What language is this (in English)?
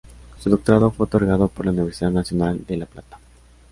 Spanish